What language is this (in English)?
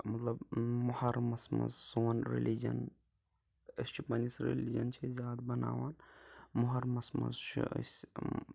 Kashmiri